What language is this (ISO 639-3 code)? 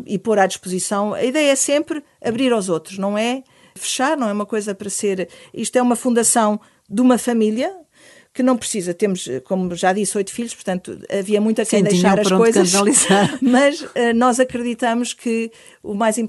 por